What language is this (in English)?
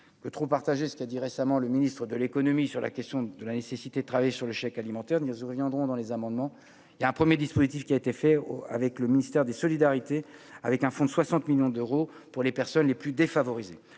French